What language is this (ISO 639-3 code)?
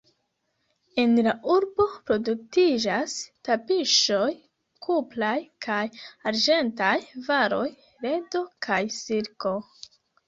epo